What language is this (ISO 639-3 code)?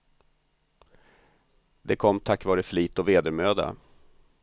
swe